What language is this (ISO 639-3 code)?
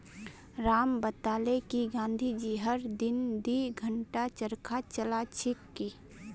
mag